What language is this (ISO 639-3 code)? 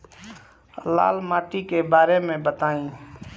bho